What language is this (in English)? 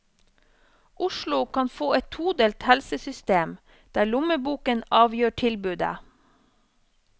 Norwegian